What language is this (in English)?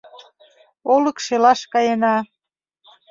Mari